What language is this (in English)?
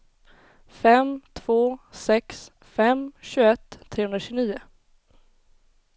Swedish